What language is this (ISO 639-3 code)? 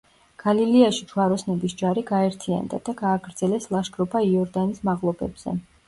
kat